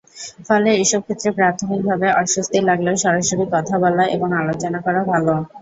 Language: Bangla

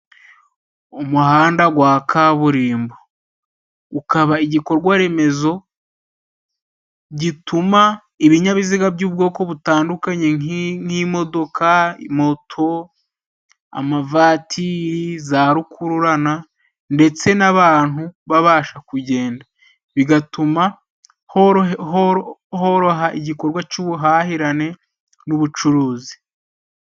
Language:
Kinyarwanda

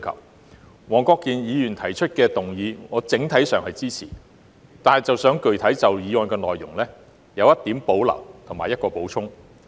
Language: Cantonese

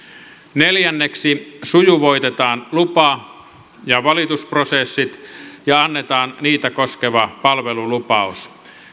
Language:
Finnish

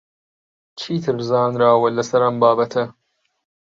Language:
Central Kurdish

